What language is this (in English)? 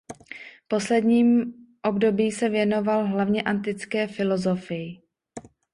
Czech